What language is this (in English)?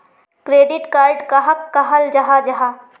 Magahi